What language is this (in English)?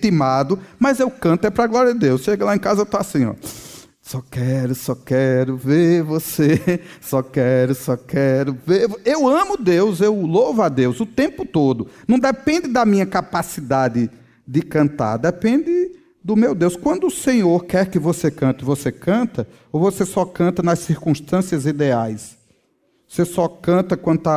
Portuguese